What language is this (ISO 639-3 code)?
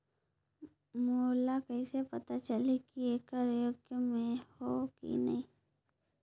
hne